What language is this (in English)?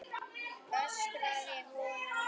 Icelandic